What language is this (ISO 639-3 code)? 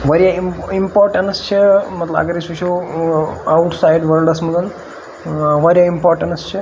kas